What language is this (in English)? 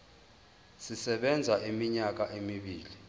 Zulu